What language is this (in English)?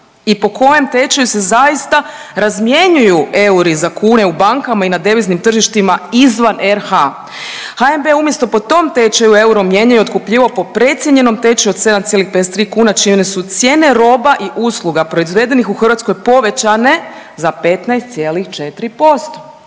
Croatian